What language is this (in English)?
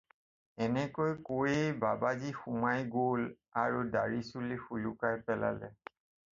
Assamese